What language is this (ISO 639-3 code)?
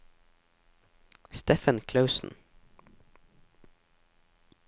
nor